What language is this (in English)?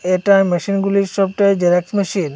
Bangla